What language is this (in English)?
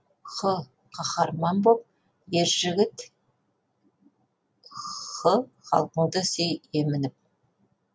Kazakh